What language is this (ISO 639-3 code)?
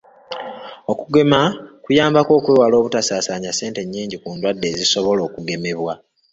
lug